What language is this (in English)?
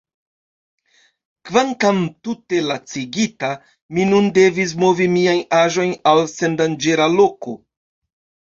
Esperanto